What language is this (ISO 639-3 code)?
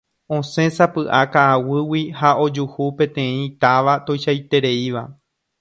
grn